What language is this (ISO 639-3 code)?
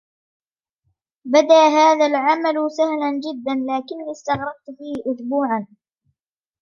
ara